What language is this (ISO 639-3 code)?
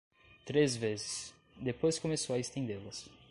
por